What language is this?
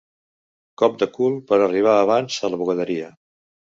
Catalan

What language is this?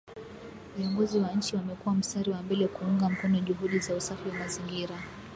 Swahili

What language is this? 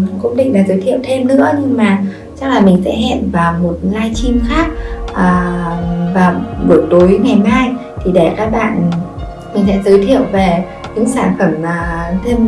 Vietnamese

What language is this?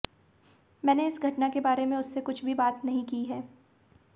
Hindi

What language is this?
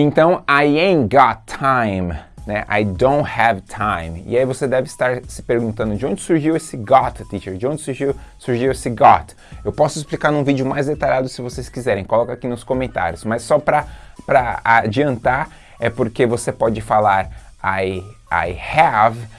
Portuguese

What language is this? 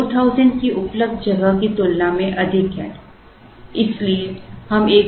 Hindi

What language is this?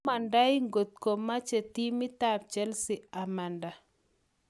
Kalenjin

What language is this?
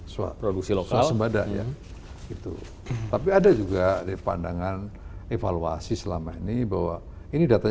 Indonesian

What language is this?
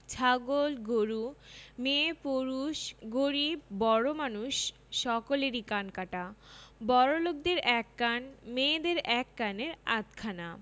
Bangla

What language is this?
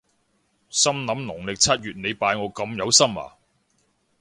Cantonese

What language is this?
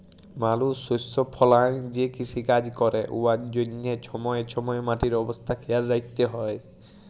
Bangla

